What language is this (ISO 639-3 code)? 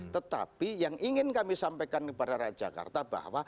ind